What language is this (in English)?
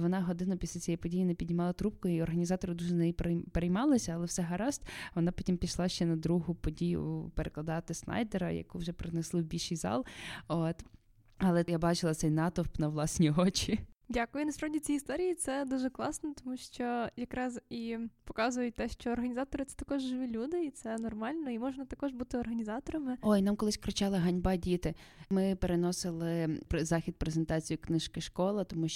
Ukrainian